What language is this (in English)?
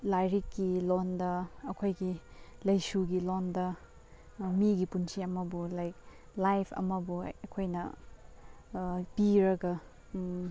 Manipuri